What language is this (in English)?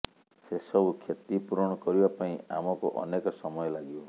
Odia